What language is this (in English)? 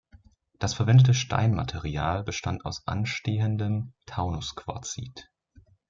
German